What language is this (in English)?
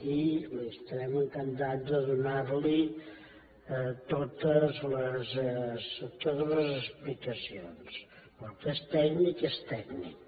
Catalan